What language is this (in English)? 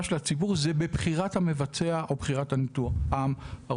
Hebrew